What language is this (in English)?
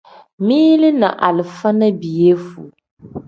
Tem